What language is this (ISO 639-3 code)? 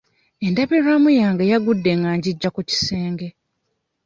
lug